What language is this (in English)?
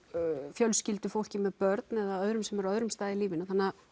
Icelandic